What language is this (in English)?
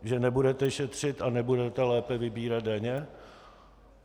Czech